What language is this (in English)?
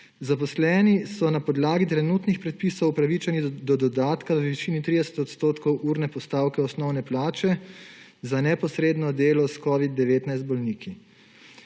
Slovenian